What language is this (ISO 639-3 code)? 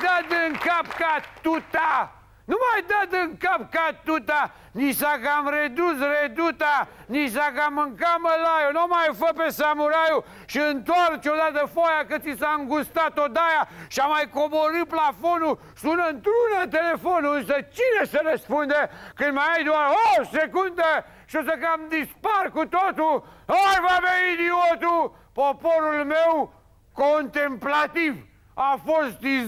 ron